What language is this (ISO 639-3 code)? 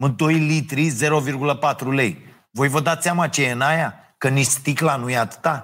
ron